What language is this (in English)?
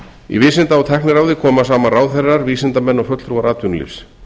Icelandic